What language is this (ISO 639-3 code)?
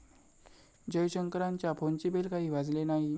mar